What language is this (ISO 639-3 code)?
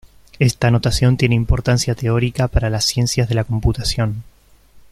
spa